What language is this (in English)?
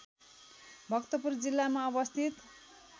Nepali